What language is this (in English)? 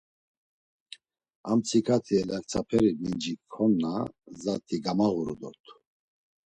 Laz